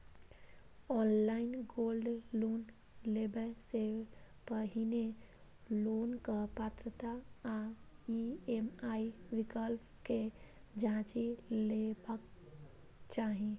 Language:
Maithili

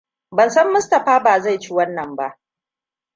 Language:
Hausa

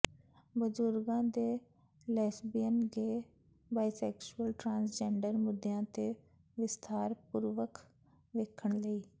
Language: Punjabi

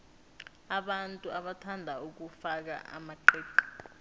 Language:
South Ndebele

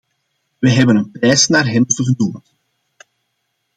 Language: Dutch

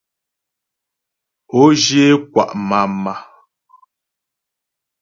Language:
Ghomala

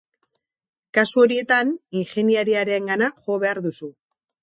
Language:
Basque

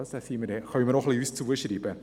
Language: Swiss German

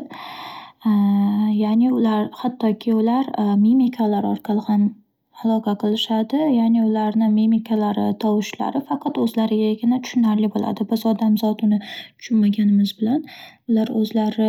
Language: Uzbek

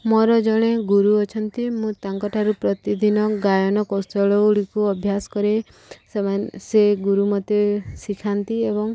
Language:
Odia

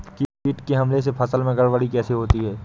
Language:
Hindi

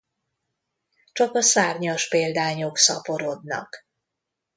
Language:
Hungarian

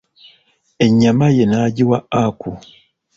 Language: Ganda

